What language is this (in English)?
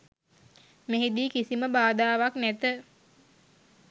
Sinhala